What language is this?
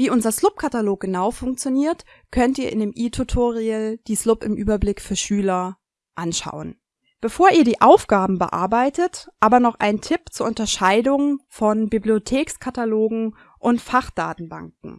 German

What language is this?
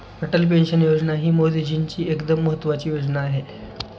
Marathi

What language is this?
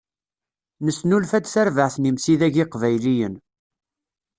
Kabyle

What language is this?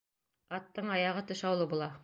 Bashkir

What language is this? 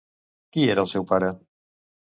Catalan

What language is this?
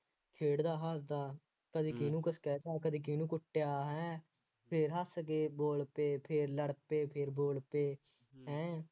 Punjabi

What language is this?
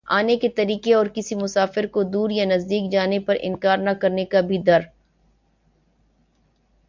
Urdu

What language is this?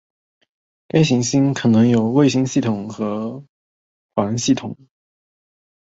Chinese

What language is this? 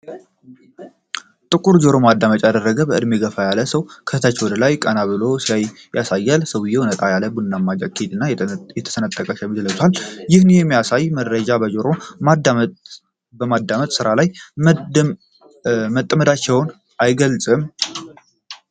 Amharic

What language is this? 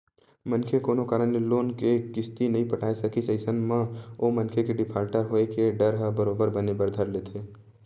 Chhattisgarhi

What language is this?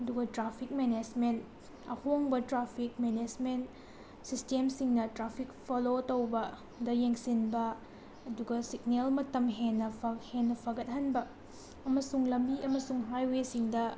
Manipuri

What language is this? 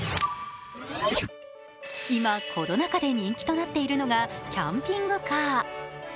Japanese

